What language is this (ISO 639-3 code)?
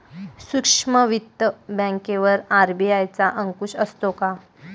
mar